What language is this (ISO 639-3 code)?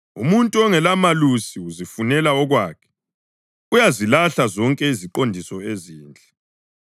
nde